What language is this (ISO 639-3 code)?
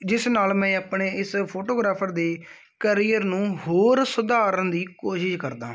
pan